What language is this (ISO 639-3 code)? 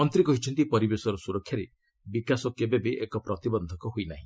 ori